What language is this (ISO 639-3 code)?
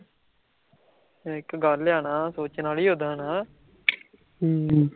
pan